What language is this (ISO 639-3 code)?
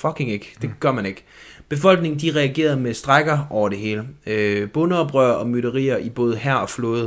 dan